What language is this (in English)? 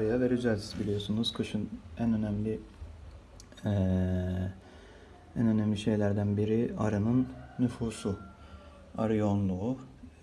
Turkish